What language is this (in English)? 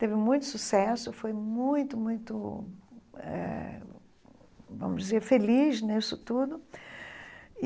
Portuguese